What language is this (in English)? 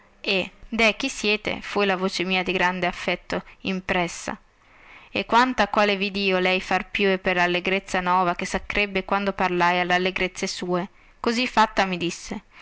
Italian